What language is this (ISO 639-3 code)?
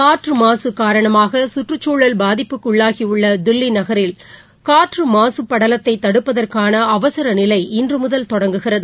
tam